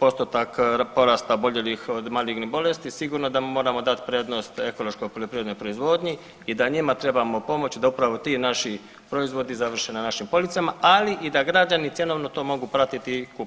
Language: Croatian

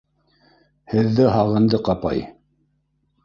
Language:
Bashkir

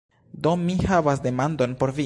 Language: Esperanto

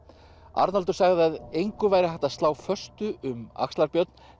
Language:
Icelandic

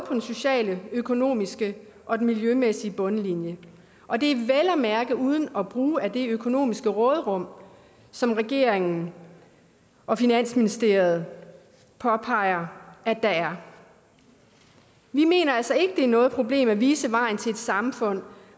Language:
Danish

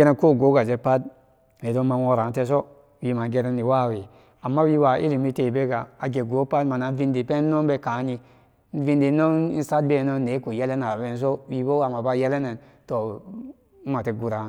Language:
Samba Daka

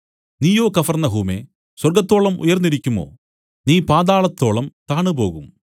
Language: Malayalam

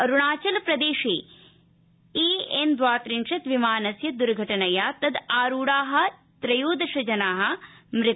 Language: Sanskrit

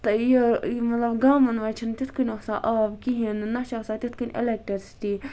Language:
Kashmiri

